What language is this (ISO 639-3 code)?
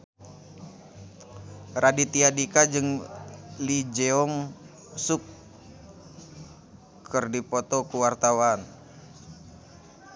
sun